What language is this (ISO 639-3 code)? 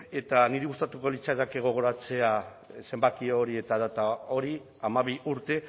eus